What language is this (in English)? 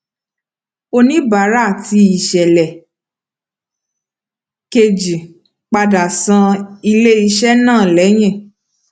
Yoruba